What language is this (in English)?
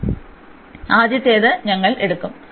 Malayalam